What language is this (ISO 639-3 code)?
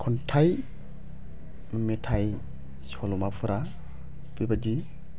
brx